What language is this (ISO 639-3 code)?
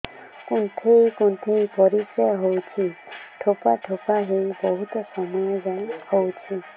ori